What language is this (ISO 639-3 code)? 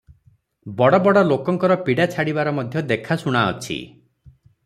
ori